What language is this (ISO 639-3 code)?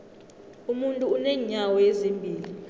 nbl